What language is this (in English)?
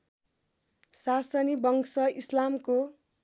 Nepali